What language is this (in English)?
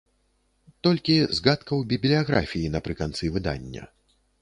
Belarusian